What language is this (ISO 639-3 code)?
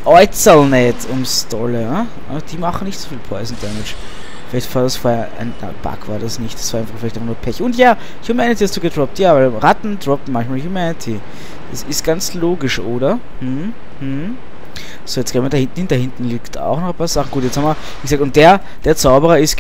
deu